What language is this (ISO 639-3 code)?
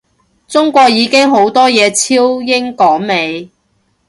yue